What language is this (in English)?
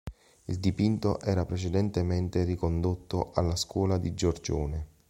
Italian